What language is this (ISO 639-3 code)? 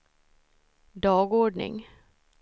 swe